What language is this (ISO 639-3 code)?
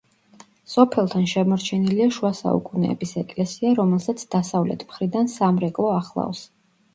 kat